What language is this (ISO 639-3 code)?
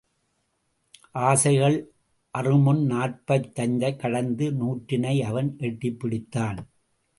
tam